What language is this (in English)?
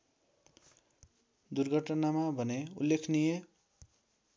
Nepali